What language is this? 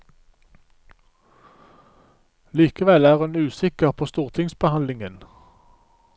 Norwegian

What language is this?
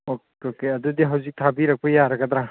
Manipuri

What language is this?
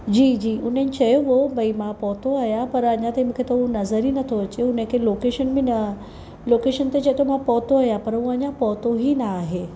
Sindhi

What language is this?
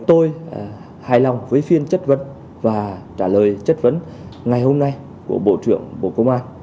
Vietnamese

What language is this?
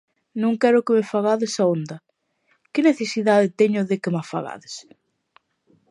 Galician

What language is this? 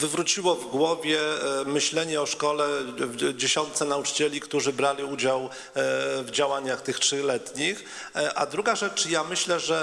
Polish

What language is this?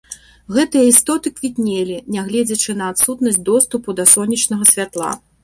Belarusian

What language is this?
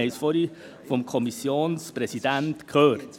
Swiss German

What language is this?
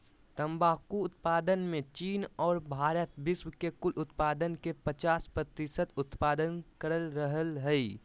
Magahi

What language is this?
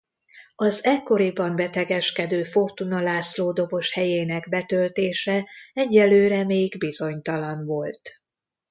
Hungarian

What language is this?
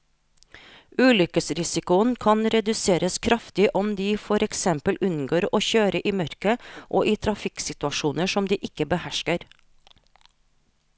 Norwegian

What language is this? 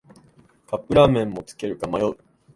Japanese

